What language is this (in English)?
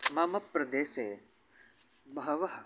Sanskrit